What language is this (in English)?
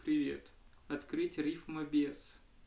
Russian